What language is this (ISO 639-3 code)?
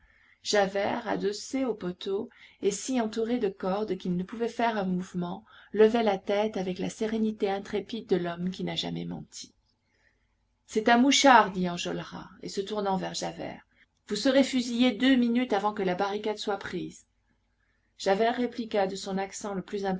fra